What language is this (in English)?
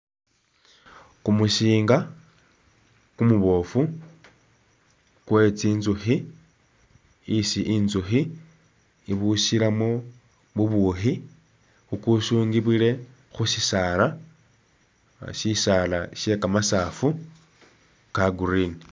Masaaba